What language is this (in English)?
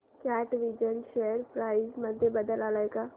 Marathi